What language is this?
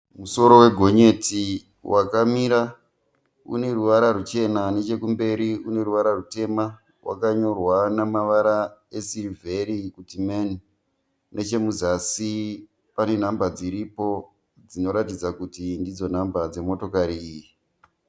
Shona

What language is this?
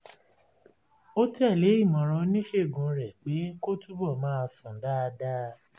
Yoruba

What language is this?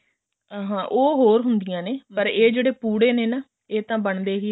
Punjabi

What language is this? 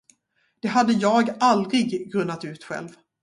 Swedish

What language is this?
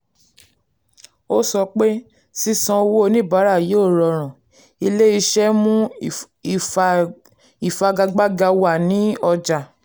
Yoruba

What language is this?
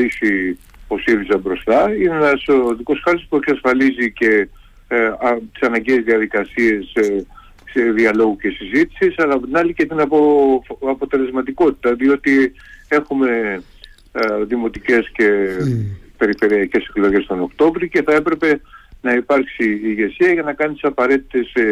Greek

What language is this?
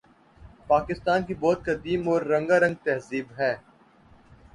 Urdu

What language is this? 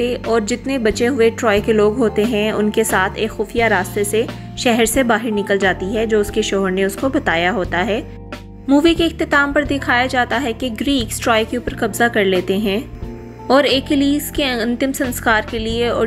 Hindi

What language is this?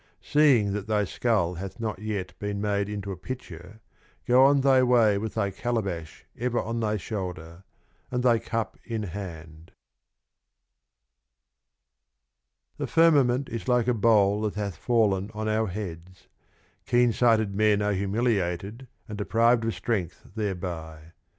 English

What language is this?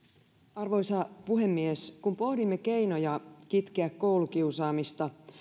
Finnish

